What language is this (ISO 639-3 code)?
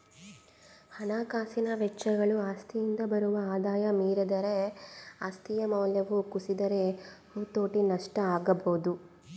kan